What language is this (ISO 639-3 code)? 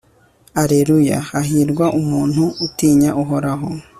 kin